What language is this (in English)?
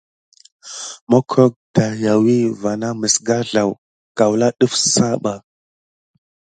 Gidar